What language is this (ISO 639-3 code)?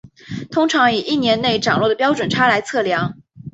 zho